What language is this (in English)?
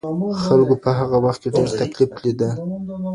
Pashto